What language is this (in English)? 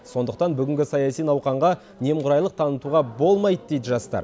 Kazakh